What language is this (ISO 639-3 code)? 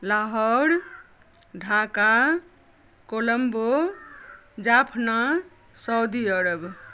mai